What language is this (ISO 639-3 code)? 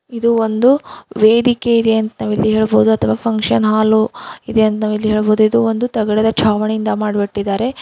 kan